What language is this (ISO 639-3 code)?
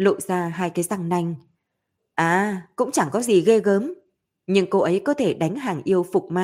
vie